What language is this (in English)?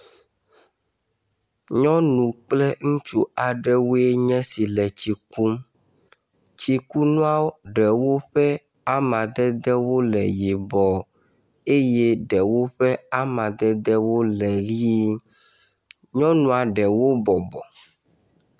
Ewe